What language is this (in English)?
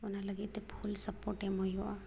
Santali